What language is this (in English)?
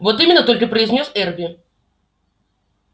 Russian